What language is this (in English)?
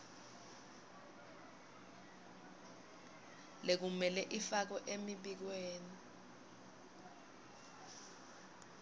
Swati